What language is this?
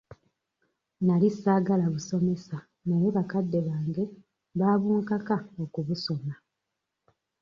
Ganda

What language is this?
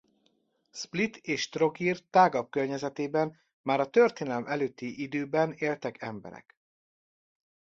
Hungarian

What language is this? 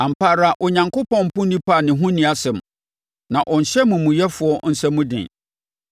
Akan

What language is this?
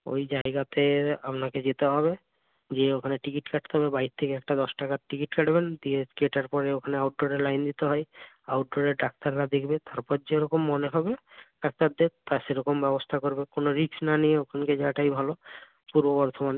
Bangla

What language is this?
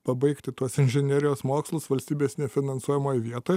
Lithuanian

